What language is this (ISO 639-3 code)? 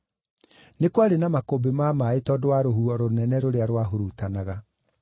kik